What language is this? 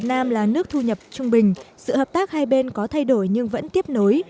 Vietnamese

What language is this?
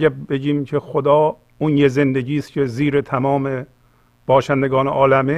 Persian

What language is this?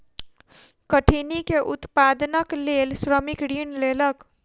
Maithili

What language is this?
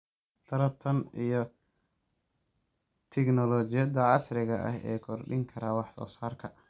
Somali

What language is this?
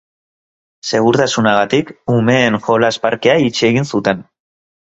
Basque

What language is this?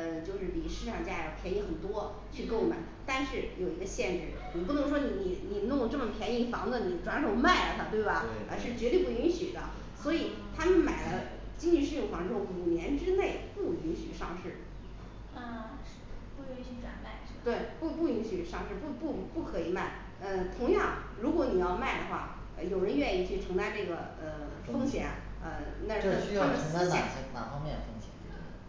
Chinese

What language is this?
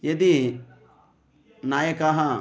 Sanskrit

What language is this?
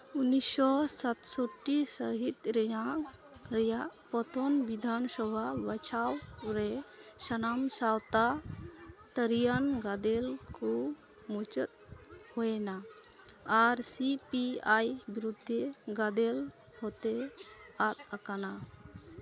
Santali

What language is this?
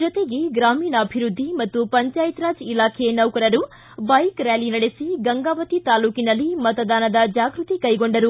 Kannada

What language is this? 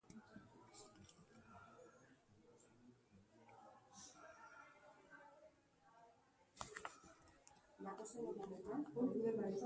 Basque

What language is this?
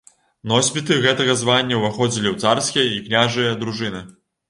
Belarusian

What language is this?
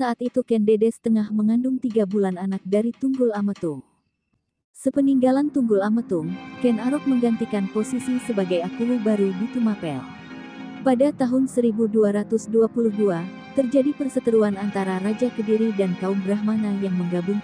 Indonesian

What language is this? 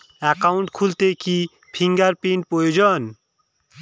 Bangla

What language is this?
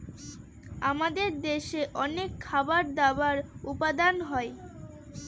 Bangla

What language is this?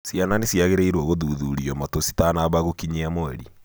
Kikuyu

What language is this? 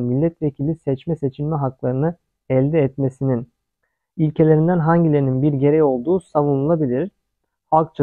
Turkish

